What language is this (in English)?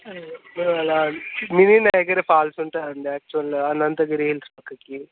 Telugu